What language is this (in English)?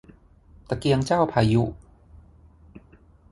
Thai